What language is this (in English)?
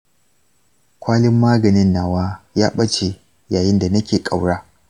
Hausa